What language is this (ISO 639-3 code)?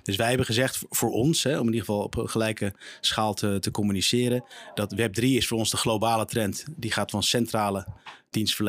nld